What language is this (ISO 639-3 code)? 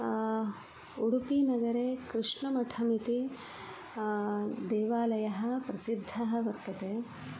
san